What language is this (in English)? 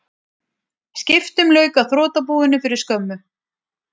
Icelandic